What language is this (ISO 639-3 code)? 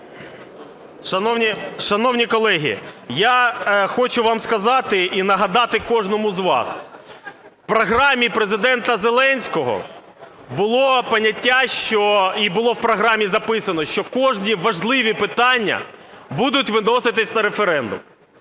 ukr